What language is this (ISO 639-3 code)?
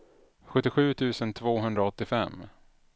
swe